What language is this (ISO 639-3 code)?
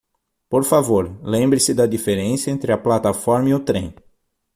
por